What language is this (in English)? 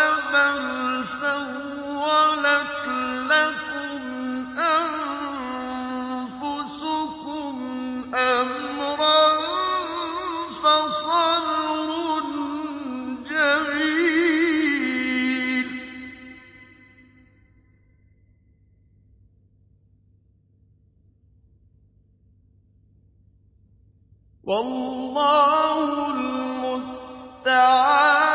Arabic